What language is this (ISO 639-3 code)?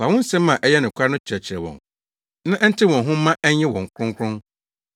aka